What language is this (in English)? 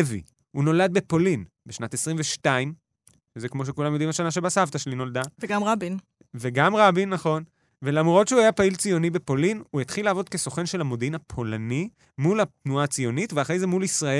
Hebrew